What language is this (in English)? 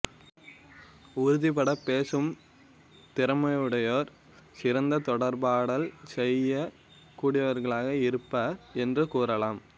Tamil